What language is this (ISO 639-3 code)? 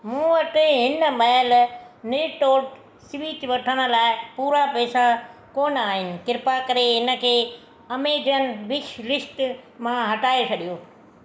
snd